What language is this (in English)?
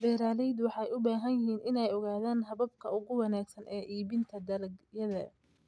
Somali